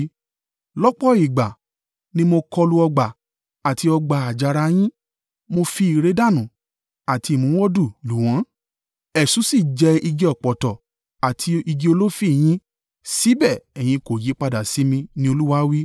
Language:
Yoruba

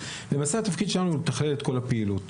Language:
Hebrew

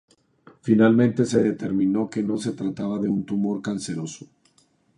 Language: Spanish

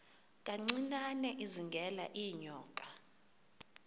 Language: Xhosa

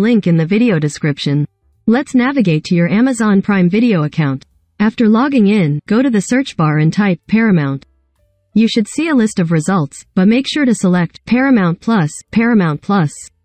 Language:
English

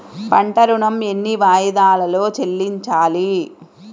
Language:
Telugu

